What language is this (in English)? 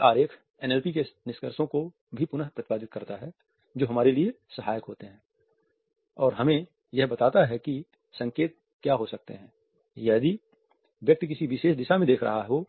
Hindi